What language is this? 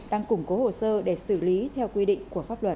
Vietnamese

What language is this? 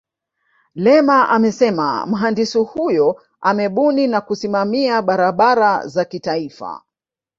Swahili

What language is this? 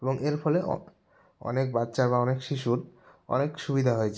Bangla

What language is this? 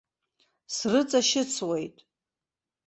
Abkhazian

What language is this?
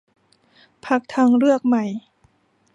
Thai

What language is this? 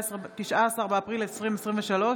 Hebrew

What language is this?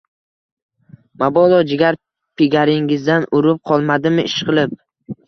Uzbek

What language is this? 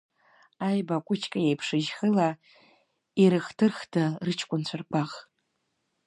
Abkhazian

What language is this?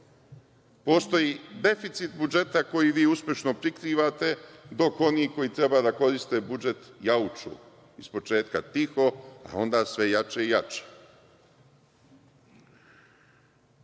Serbian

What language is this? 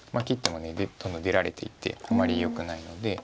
Japanese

